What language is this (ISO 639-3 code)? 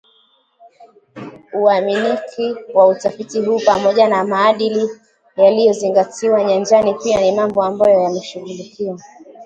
swa